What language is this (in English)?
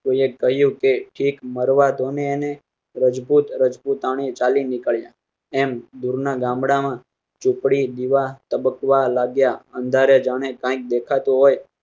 Gujarati